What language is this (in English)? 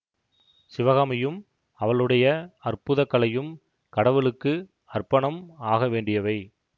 Tamil